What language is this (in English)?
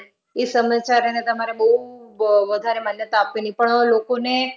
Gujarati